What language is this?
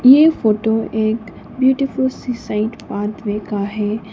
Hindi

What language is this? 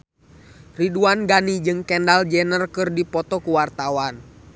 Sundanese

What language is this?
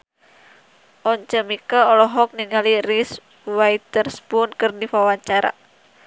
Sundanese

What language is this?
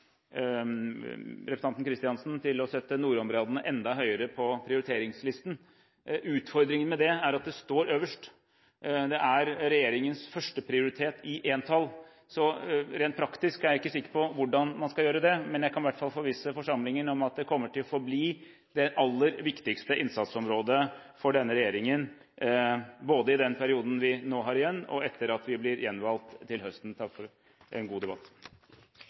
Norwegian Bokmål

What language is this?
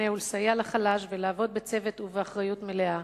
Hebrew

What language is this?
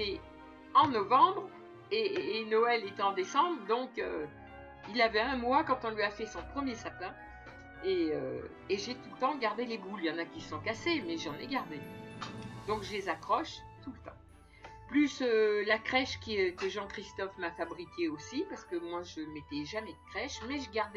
French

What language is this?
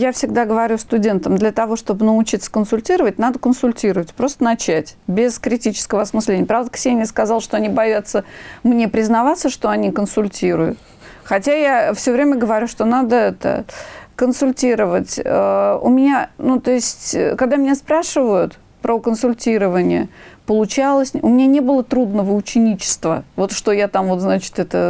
Russian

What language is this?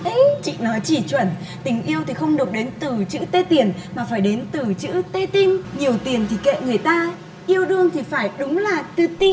Vietnamese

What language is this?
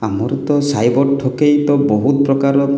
Odia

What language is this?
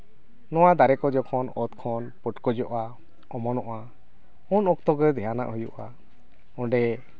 Santali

